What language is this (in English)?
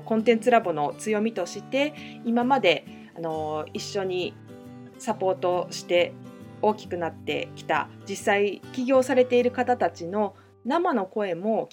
Japanese